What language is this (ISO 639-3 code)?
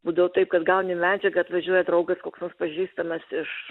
lit